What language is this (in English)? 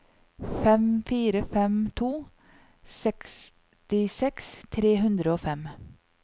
Norwegian